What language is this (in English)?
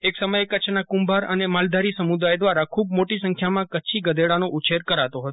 Gujarati